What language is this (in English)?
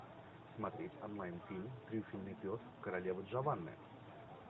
Russian